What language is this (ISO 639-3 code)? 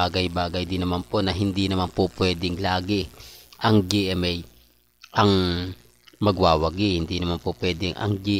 fil